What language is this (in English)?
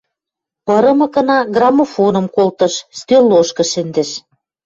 Western Mari